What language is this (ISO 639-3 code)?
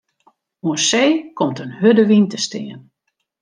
fry